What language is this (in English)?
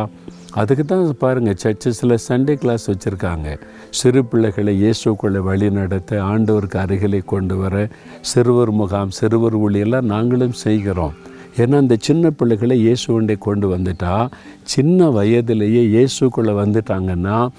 Tamil